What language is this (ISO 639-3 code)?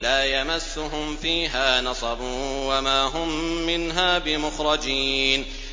ara